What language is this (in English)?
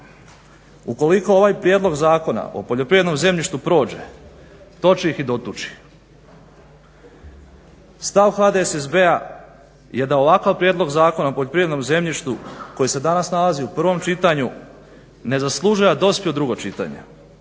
Croatian